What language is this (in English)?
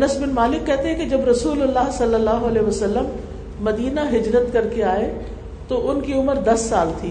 Urdu